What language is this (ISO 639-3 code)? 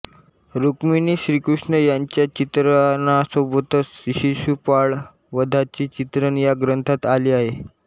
mar